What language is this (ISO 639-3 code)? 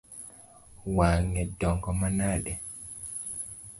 luo